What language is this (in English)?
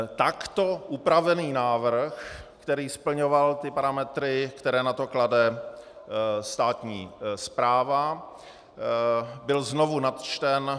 Czech